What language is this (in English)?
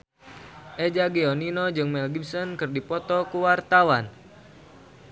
Sundanese